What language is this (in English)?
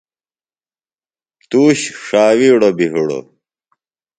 Phalura